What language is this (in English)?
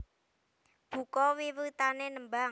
Javanese